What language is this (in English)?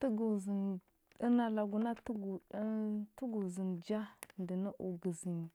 Huba